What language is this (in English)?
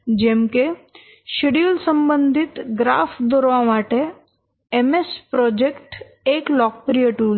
Gujarati